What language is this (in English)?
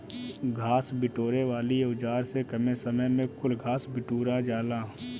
Bhojpuri